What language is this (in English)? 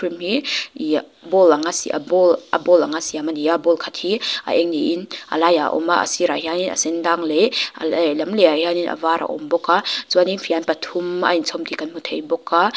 Mizo